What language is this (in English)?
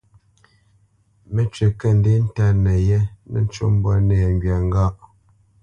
Bamenyam